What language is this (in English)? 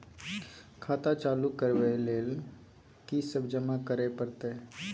Maithili